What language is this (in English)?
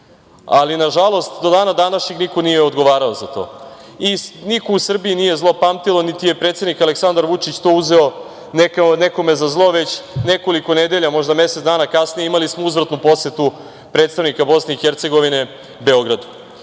Serbian